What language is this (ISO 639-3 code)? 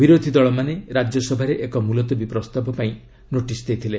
ori